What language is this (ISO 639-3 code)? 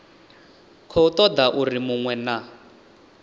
ven